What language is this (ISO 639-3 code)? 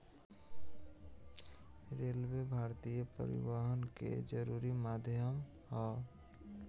bho